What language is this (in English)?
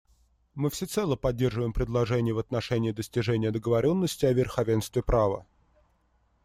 Russian